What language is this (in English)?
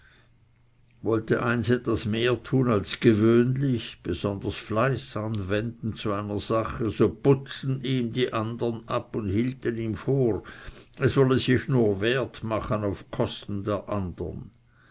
German